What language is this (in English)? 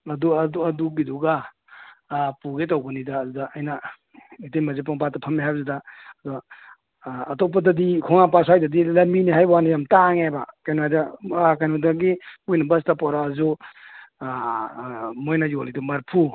Manipuri